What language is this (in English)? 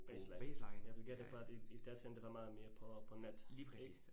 Danish